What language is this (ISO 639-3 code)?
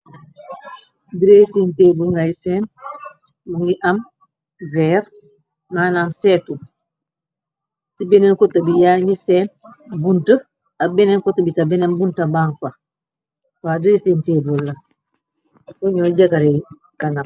wol